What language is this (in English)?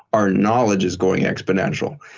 English